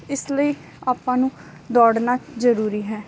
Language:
Punjabi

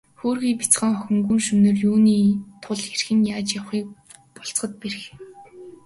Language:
Mongolian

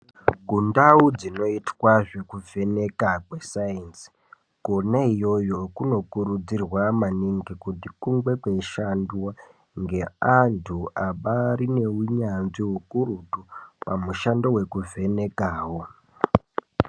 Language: Ndau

